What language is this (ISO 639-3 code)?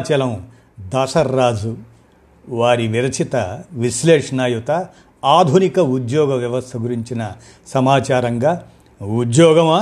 tel